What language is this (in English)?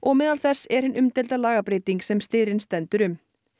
Icelandic